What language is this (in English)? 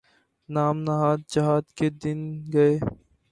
Urdu